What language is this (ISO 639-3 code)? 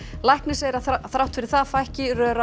isl